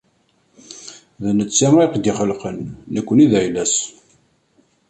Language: Kabyle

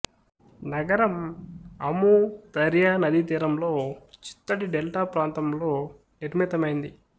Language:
Telugu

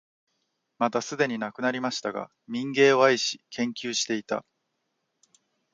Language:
Japanese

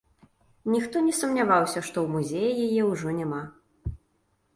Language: Belarusian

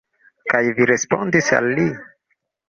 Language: Esperanto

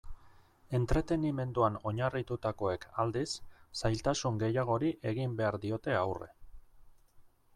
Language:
Basque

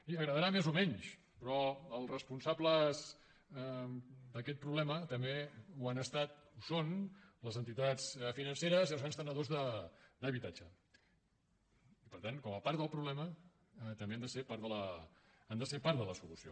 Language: Catalan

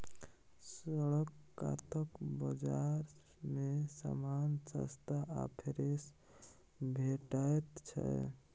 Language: Maithili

